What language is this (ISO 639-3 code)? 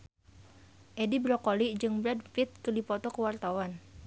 sun